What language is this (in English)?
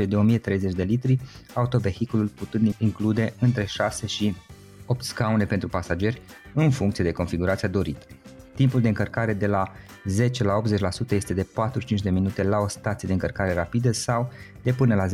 Romanian